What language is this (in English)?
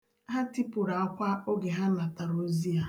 Igbo